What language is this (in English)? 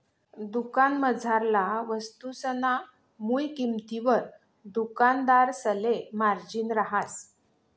Marathi